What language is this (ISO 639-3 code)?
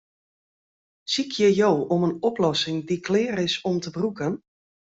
fry